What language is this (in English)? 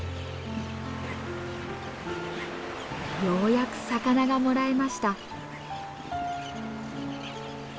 Japanese